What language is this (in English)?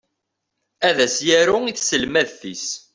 Kabyle